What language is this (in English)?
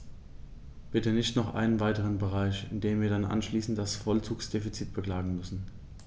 German